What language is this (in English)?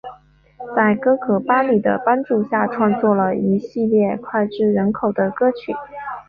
Chinese